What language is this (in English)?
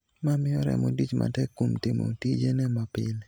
Luo (Kenya and Tanzania)